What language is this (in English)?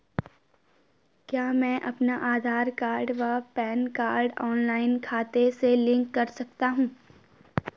Hindi